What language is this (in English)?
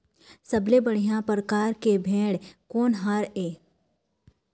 Chhattisgarhi